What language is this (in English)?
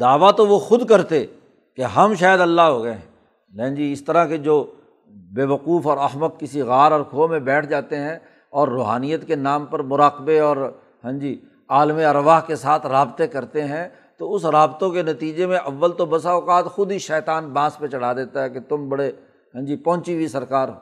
Urdu